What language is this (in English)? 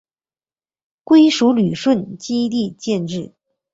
Chinese